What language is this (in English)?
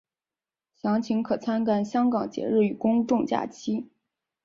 Chinese